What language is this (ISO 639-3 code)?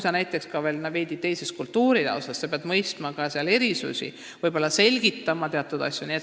est